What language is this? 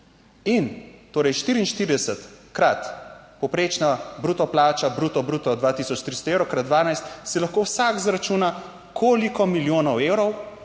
Slovenian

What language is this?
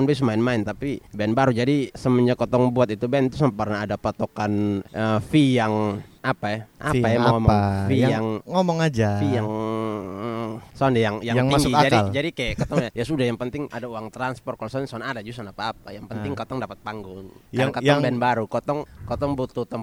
Indonesian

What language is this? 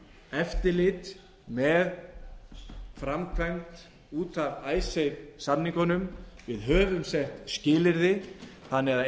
Icelandic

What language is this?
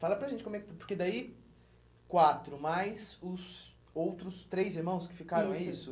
Portuguese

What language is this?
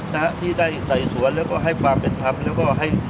Thai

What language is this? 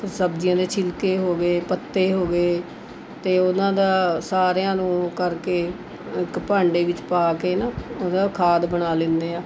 Punjabi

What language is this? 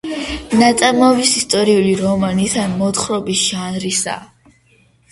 Georgian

